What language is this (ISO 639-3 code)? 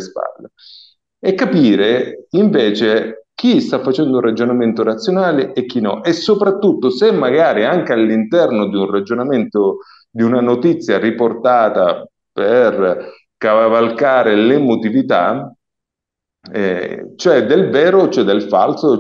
ita